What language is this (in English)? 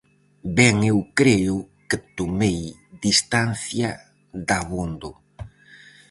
Galician